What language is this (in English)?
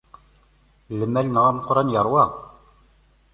Kabyle